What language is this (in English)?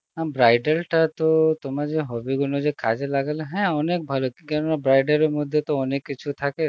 Bangla